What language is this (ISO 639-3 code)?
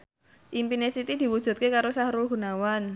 jav